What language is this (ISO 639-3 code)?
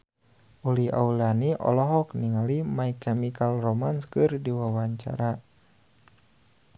sun